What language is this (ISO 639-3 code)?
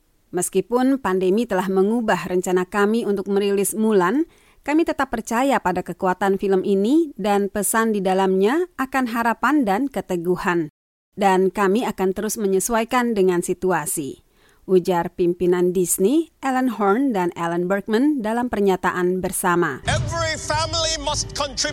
ind